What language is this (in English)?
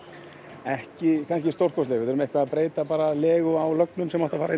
Icelandic